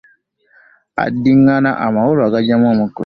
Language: Ganda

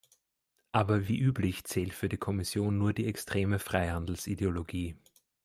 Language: German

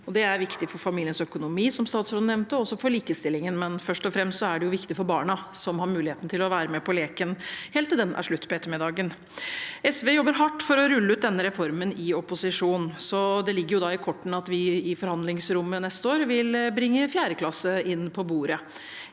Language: Norwegian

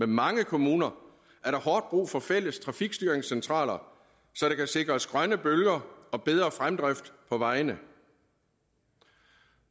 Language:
Danish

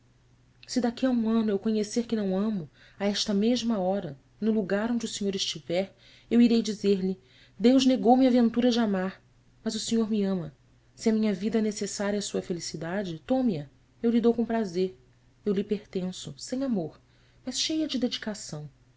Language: Portuguese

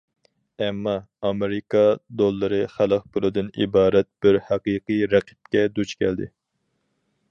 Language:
Uyghur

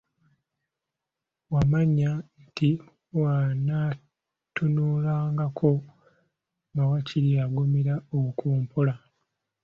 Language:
Ganda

